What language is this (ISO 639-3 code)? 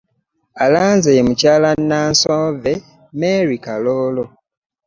lug